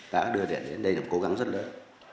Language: Vietnamese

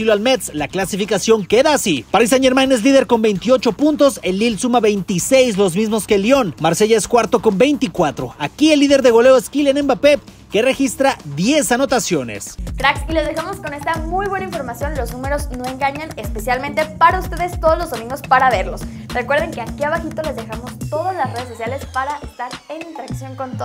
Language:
Spanish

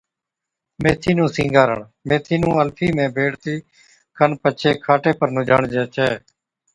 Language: Od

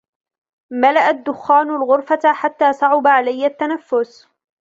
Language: Arabic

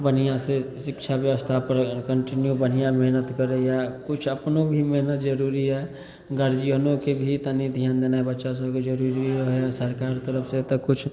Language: Maithili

